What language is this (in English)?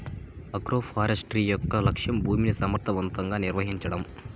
Telugu